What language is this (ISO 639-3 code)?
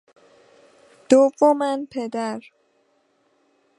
fas